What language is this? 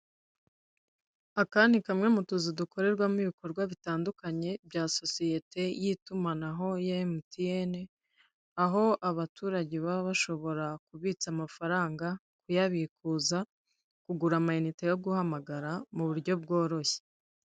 Kinyarwanda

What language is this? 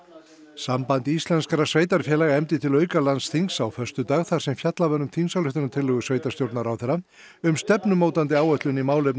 Icelandic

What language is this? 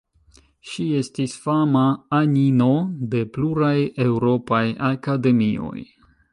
Esperanto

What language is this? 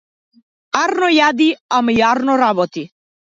Macedonian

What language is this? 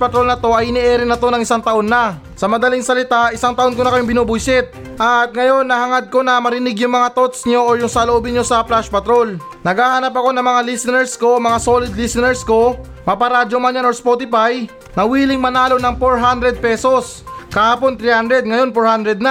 Filipino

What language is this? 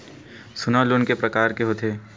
Chhattisgarhi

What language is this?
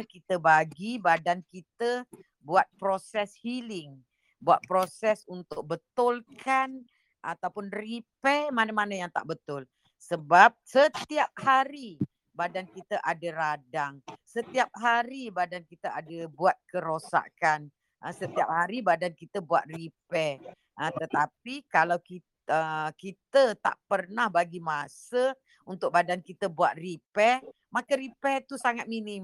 Malay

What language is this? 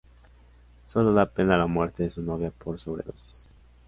Spanish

